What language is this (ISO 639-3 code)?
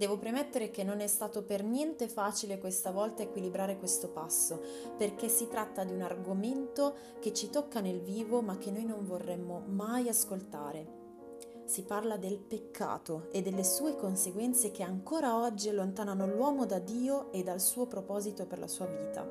ita